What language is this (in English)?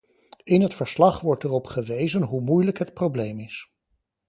Dutch